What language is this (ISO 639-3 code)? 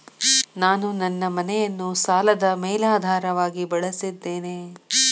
kan